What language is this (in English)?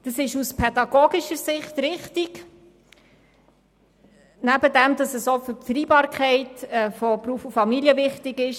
Swiss German